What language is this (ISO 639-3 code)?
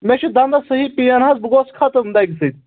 kas